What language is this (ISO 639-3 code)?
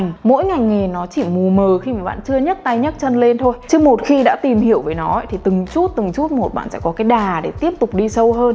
vie